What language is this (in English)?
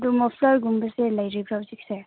Manipuri